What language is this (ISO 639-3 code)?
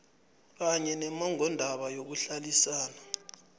nbl